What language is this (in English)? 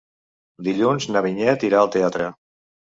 Catalan